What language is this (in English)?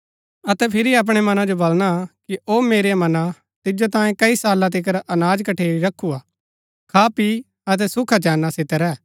Gaddi